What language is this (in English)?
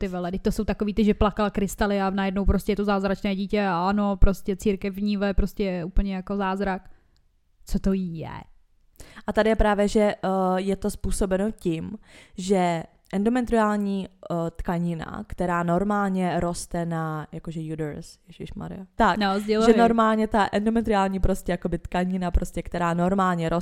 Czech